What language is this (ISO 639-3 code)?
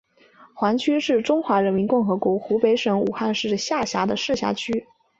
zho